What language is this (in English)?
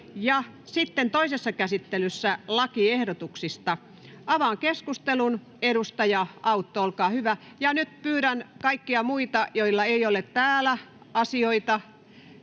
Finnish